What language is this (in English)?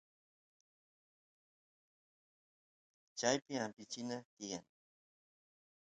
Santiago del Estero Quichua